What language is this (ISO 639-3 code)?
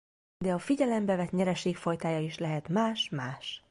hun